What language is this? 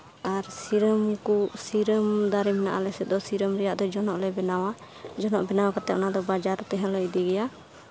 Santali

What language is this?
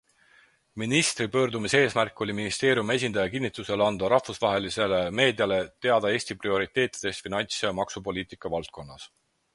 Estonian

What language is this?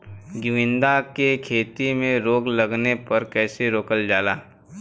Bhojpuri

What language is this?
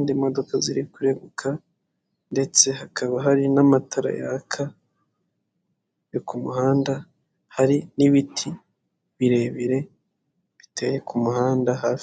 Kinyarwanda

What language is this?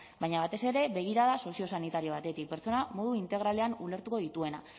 Basque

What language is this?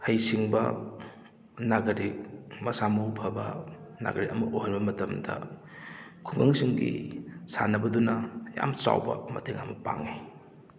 Manipuri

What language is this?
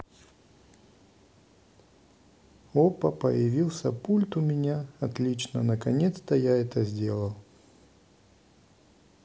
Russian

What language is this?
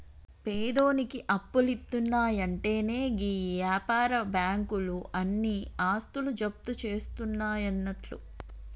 Telugu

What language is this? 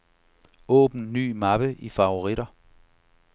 Danish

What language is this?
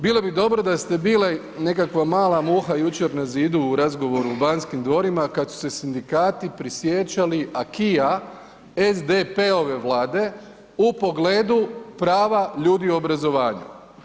Croatian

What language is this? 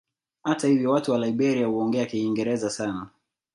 Swahili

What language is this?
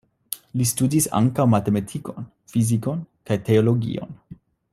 Esperanto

